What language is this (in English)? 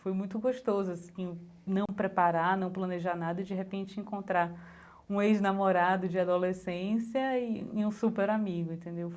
Portuguese